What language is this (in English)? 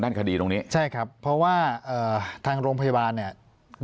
Thai